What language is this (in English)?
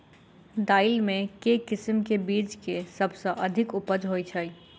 Maithili